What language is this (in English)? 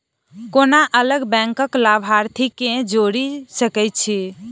Maithili